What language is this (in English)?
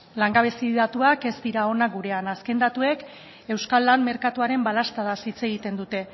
Basque